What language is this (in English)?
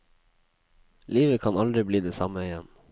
Norwegian